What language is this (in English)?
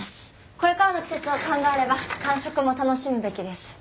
Japanese